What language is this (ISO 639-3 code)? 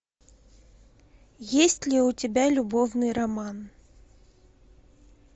rus